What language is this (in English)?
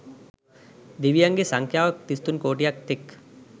Sinhala